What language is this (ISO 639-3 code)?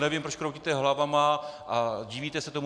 ces